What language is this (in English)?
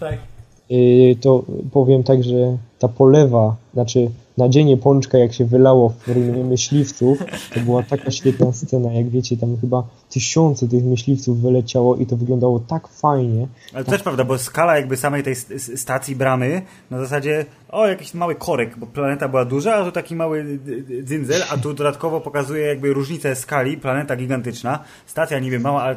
Polish